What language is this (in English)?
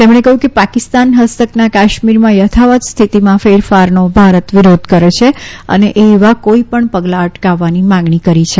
Gujarati